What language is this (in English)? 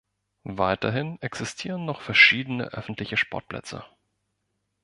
German